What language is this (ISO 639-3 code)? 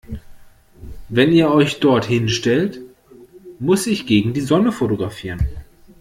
deu